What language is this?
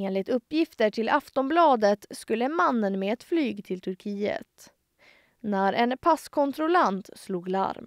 Swedish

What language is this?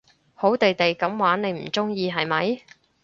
Cantonese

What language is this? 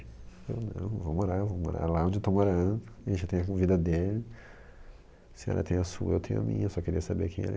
Portuguese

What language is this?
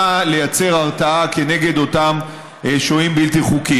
Hebrew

